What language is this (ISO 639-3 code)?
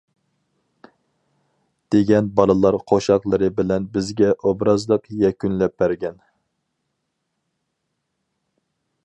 uig